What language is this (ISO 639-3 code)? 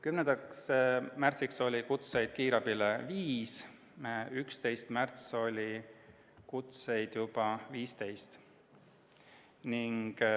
est